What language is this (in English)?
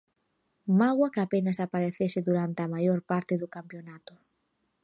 Galician